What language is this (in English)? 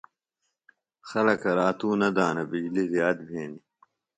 Phalura